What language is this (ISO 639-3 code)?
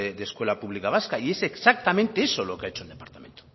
spa